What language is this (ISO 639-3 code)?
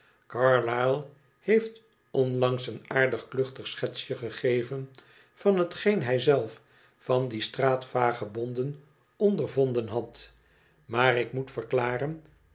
nld